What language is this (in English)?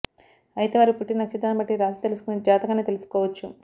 Telugu